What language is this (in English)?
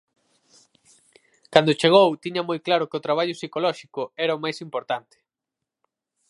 Galician